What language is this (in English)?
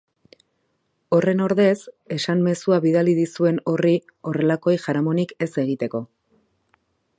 Basque